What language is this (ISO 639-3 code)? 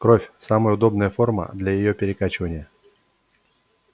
rus